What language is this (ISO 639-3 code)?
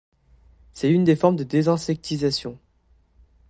fra